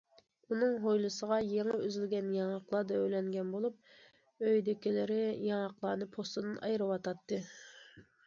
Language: Uyghur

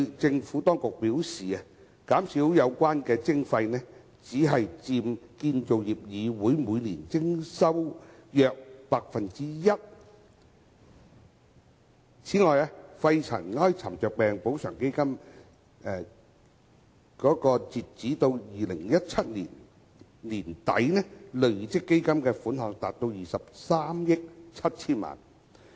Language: Cantonese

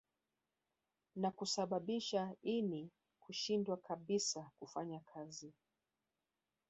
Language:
Swahili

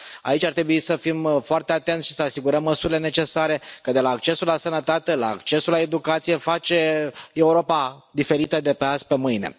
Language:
Romanian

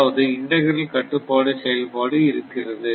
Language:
Tamil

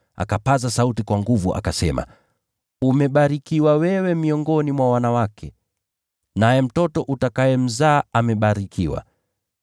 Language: Swahili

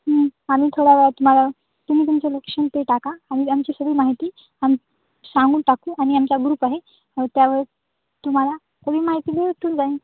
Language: Marathi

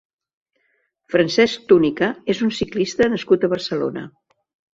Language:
Catalan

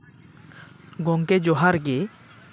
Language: Santali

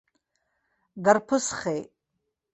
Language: Abkhazian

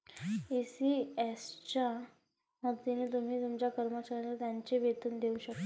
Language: Marathi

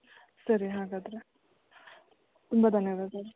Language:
Kannada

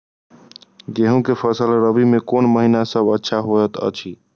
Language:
Maithili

